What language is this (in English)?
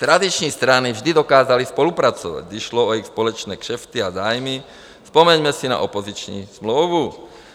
Czech